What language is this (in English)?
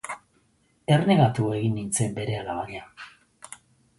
Basque